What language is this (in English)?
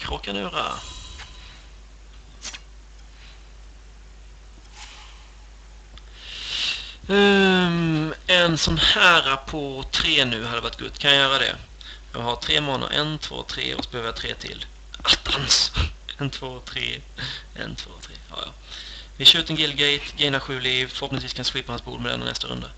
Swedish